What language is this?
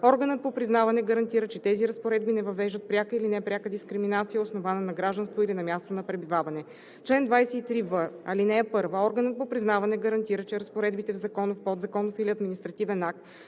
Bulgarian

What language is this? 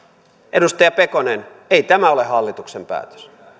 Finnish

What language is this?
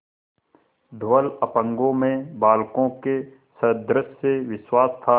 Hindi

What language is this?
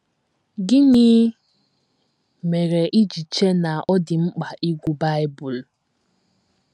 Igbo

